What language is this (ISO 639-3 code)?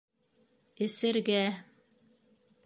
bak